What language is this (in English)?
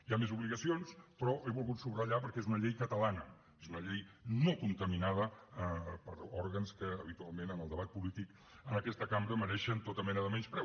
Catalan